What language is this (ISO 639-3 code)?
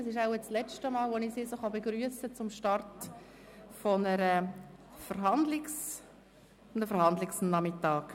gsw